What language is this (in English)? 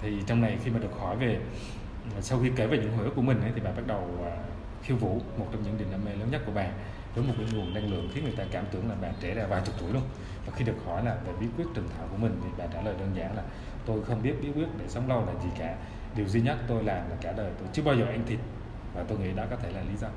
Vietnamese